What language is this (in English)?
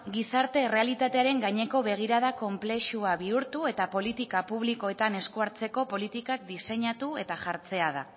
Basque